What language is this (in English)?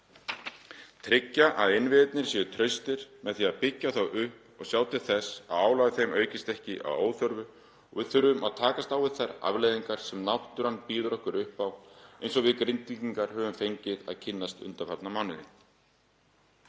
Icelandic